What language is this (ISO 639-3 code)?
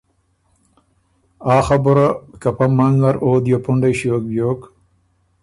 oru